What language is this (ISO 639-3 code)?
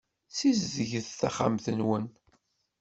kab